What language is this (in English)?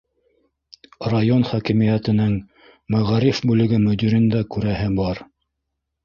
Bashkir